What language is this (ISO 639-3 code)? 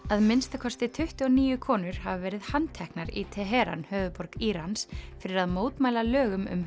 isl